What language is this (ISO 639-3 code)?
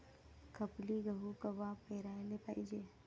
mar